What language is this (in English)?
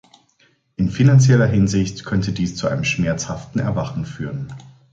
German